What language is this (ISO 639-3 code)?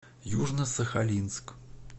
rus